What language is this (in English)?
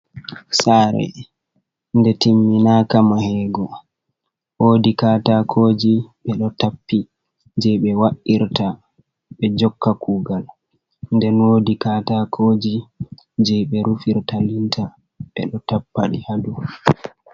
Fula